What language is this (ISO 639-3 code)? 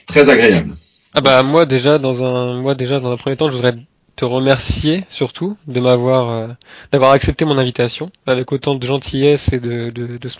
fra